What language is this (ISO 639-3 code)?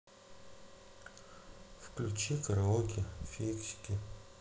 rus